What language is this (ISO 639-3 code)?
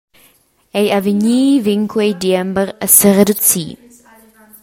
roh